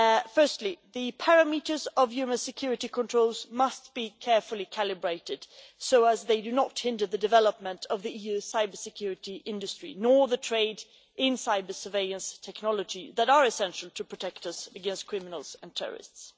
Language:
English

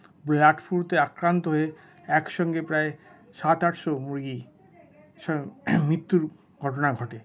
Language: Bangla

